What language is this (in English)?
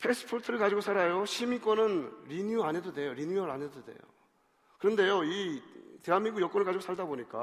Korean